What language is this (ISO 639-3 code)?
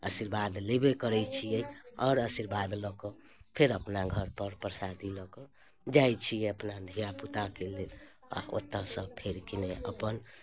mai